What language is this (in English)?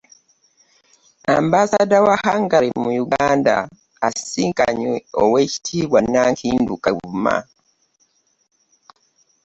Ganda